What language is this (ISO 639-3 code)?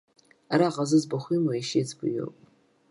abk